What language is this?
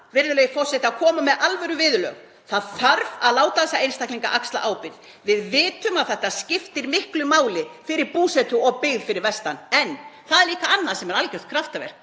Icelandic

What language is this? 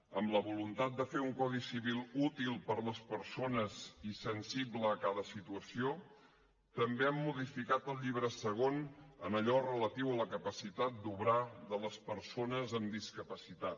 Catalan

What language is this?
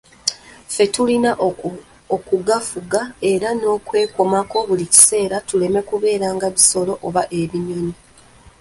Ganda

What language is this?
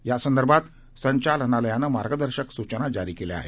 Marathi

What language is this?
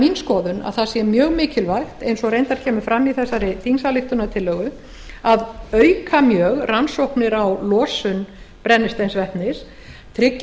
Icelandic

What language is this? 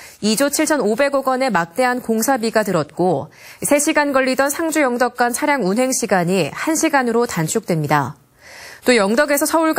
Korean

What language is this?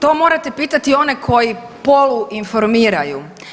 Croatian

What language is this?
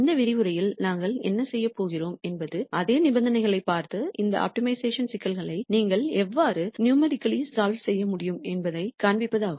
Tamil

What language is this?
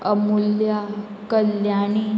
Konkani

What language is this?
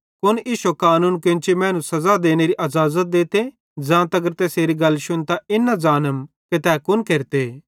Bhadrawahi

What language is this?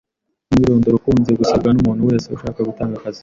Kinyarwanda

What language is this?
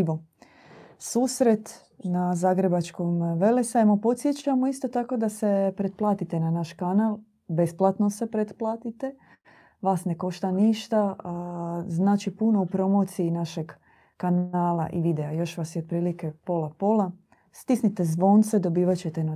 Croatian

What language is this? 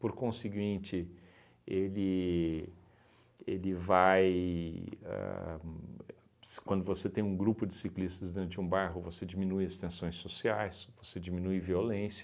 Portuguese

